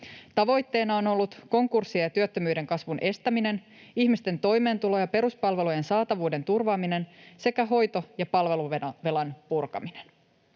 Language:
Finnish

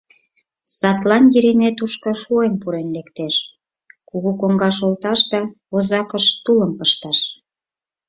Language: Mari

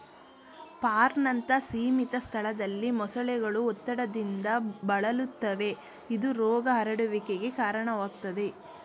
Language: Kannada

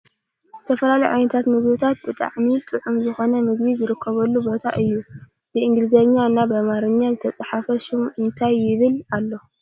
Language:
Tigrinya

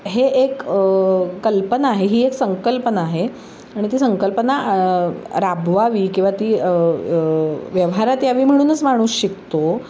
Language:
Marathi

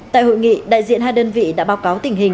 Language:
Vietnamese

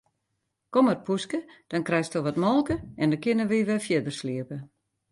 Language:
Western Frisian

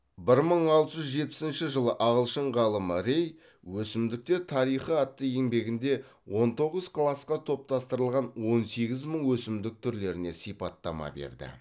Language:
Kazakh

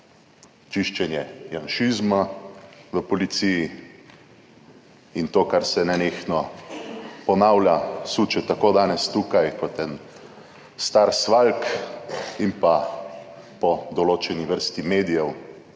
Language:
Slovenian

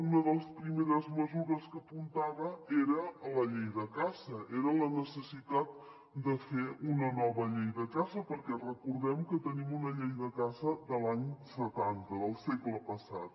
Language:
Catalan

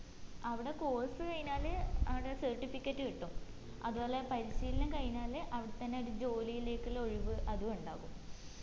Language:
Malayalam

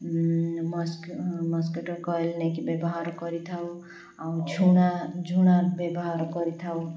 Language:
Odia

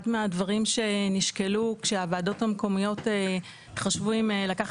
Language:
Hebrew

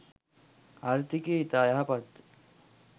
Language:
Sinhala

